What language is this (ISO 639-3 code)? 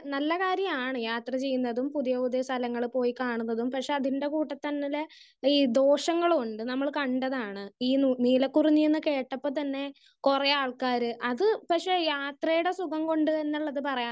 mal